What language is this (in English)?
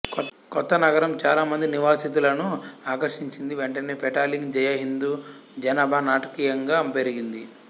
Telugu